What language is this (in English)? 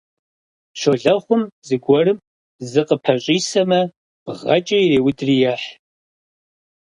Kabardian